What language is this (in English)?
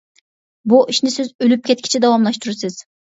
Uyghur